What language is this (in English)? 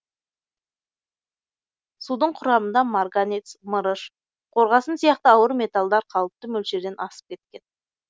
Kazakh